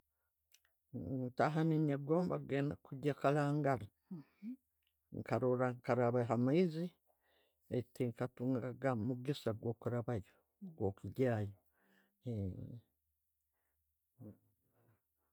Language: Tooro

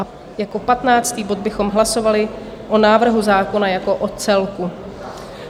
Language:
Czech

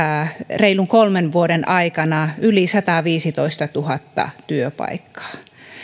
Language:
Finnish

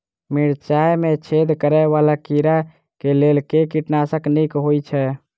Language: Maithili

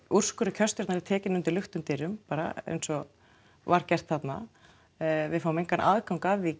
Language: Icelandic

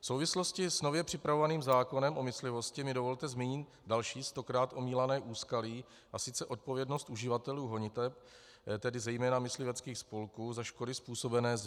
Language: Czech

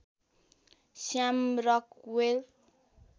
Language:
Nepali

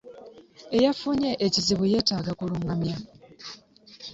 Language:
Ganda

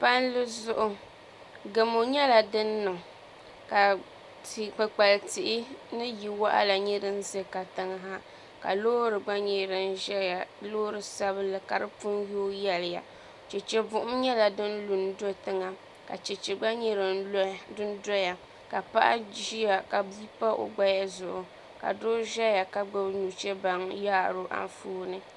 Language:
Dagbani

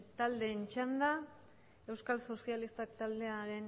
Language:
Basque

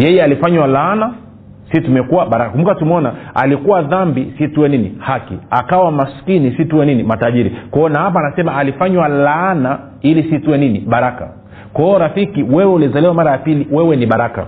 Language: Swahili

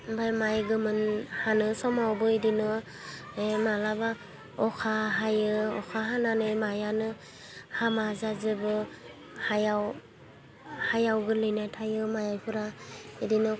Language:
Bodo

